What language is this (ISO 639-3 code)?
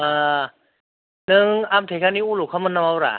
brx